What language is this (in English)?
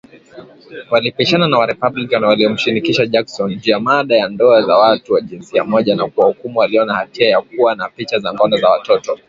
Swahili